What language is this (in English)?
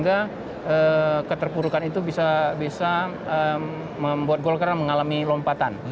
Indonesian